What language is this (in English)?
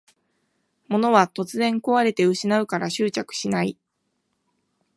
Japanese